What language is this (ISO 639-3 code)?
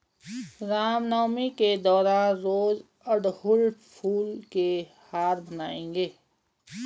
hin